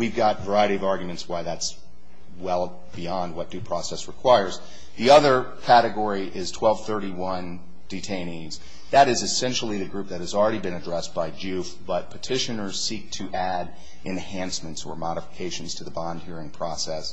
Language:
English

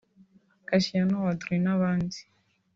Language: Kinyarwanda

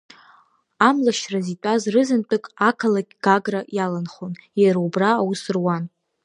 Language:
Abkhazian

